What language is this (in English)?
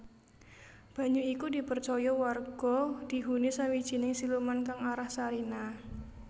Javanese